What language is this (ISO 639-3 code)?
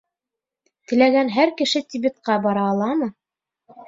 bak